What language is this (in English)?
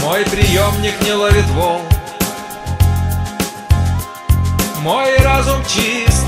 Russian